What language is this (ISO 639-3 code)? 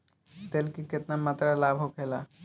bho